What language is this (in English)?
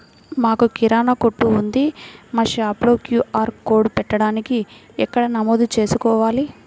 Telugu